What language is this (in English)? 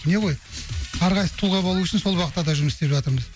Kazakh